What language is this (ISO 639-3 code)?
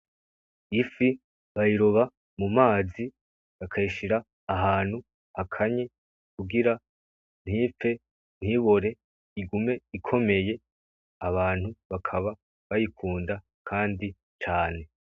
run